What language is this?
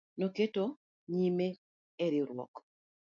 Luo (Kenya and Tanzania)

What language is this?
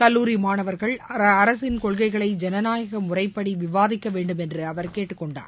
Tamil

